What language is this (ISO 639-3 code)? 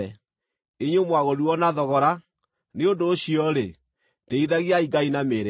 kik